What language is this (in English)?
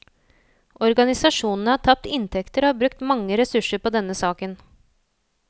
Norwegian